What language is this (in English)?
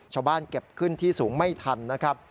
Thai